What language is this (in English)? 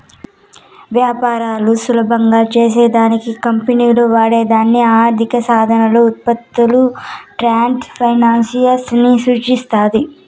Telugu